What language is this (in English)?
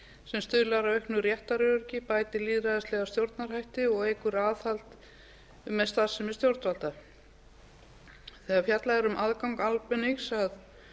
Icelandic